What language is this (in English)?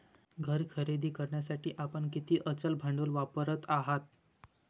Marathi